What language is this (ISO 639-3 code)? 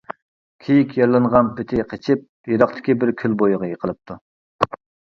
uig